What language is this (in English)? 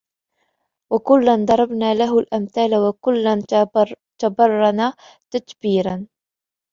Arabic